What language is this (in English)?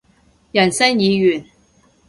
Cantonese